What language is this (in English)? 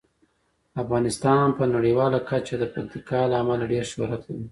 Pashto